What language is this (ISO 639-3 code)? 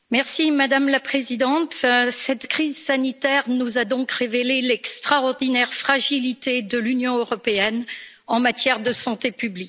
fra